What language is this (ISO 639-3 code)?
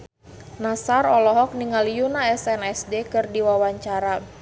sun